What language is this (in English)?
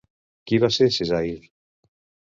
Catalan